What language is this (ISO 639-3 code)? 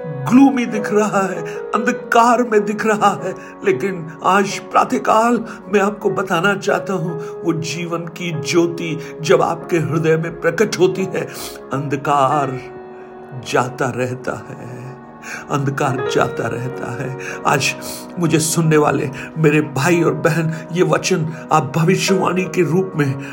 hin